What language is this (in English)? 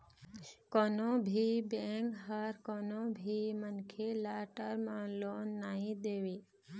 Chhattisgarhi